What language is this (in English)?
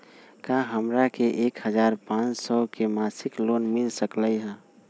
Magahi